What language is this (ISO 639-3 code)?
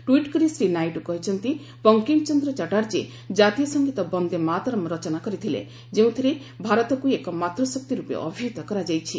ori